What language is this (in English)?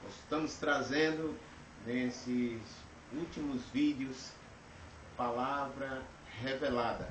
Portuguese